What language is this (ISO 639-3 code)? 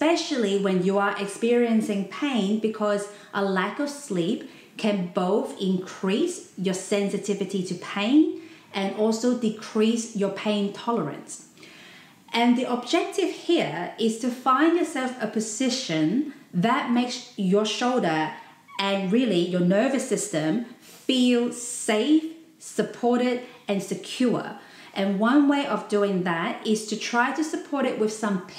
eng